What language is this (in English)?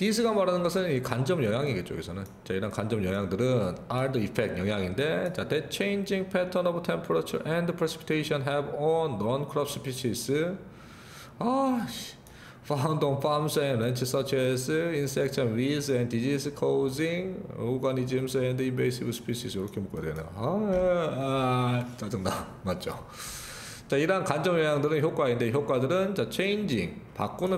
Korean